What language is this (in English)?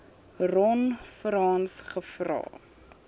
Afrikaans